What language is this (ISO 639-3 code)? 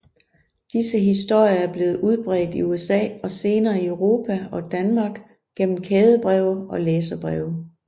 dan